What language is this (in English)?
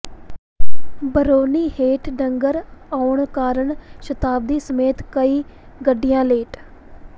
Punjabi